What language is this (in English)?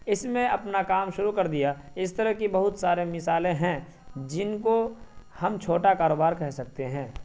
Urdu